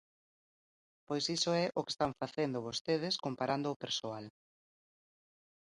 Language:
Galician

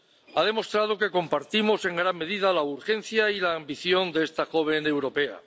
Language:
Spanish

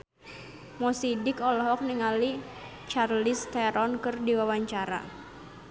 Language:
Sundanese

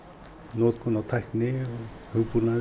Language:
Icelandic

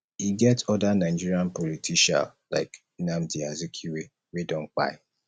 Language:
Nigerian Pidgin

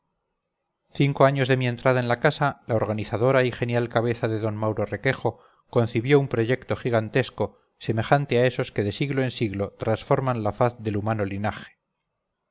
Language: Spanish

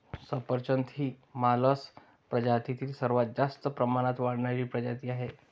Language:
Marathi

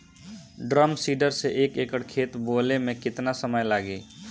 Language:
Bhojpuri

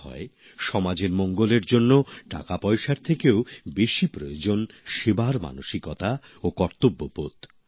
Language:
Bangla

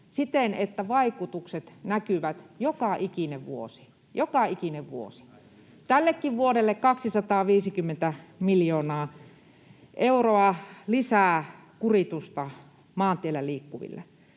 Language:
Finnish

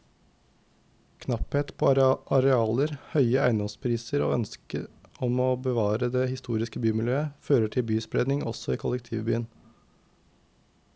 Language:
Norwegian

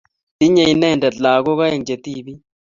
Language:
Kalenjin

